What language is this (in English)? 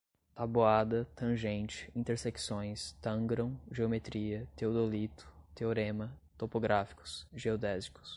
Portuguese